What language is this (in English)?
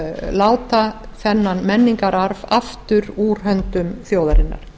Icelandic